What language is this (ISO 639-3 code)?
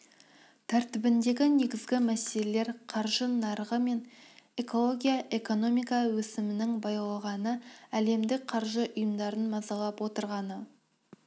kaz